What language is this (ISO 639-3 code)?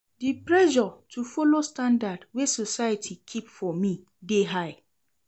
pcm